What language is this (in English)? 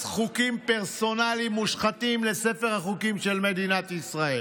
Hebrew